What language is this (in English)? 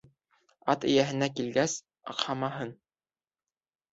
Bashkir